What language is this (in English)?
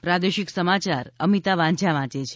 Gujarati